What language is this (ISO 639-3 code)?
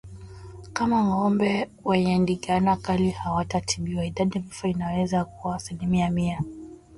swa